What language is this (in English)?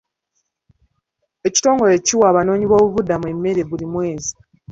Ganda